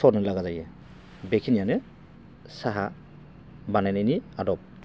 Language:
Bodo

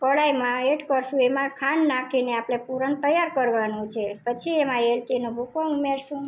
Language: Gujarati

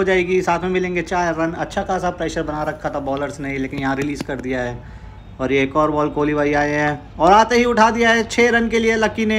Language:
Hindi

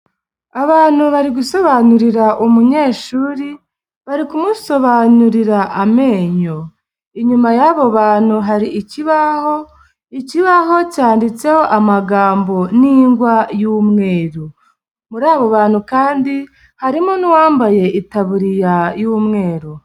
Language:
Kinyarwanda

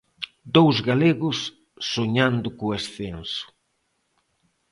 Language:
Galician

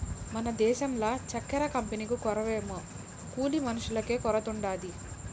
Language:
Telugu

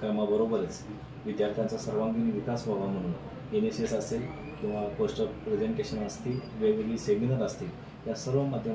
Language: Romanian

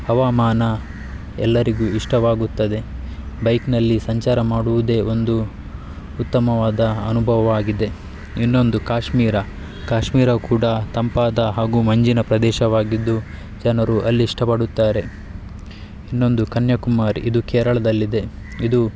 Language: Kannada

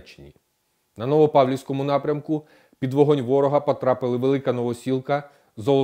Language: Ukrainian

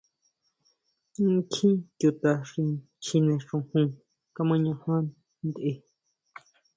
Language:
Huautla Mazatec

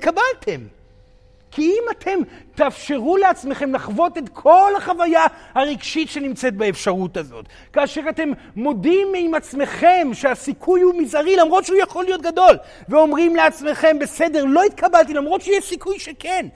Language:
Hebrew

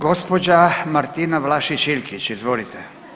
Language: Croatian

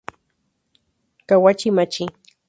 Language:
Spanish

